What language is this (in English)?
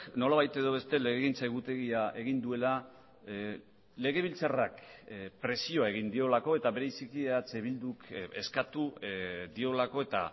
Basque